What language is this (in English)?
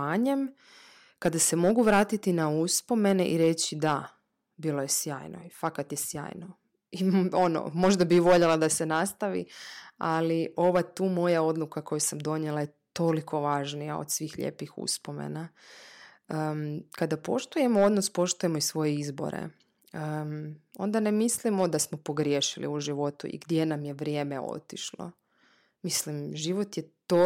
Croatian